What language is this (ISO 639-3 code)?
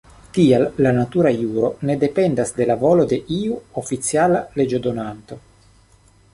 epo